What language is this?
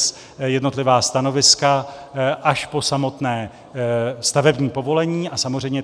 Czech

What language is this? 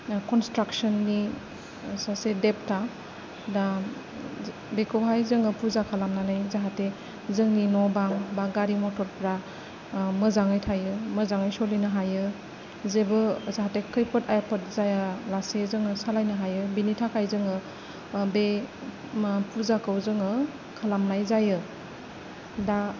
Bodo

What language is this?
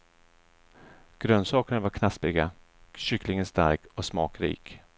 Swedish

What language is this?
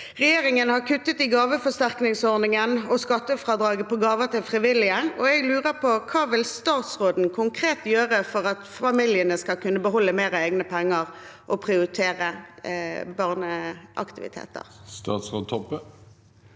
Norwegian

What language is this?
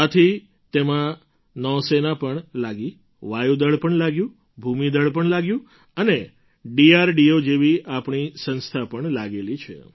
Gujarati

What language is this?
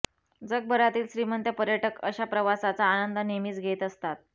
Marathi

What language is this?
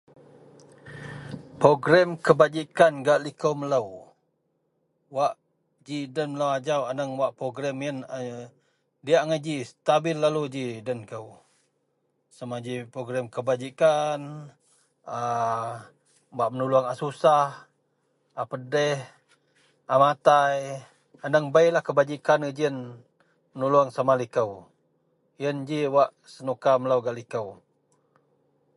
Central Melanau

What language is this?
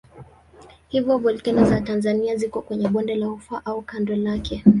Swahili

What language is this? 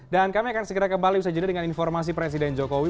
Indonesian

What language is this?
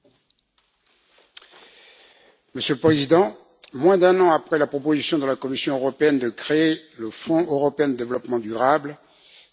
French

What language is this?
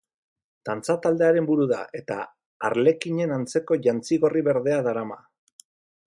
Basque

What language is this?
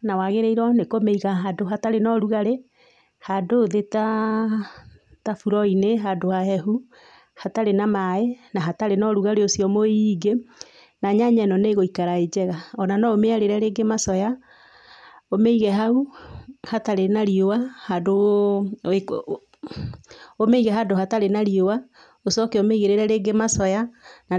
Kikuyu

